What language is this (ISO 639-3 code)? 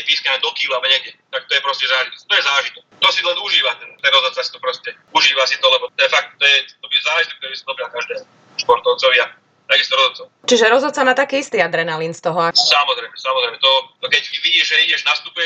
slk